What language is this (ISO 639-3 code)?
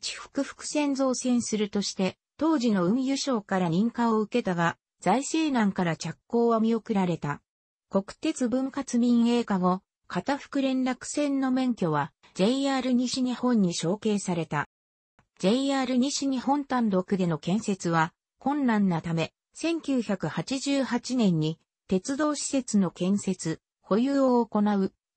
jpn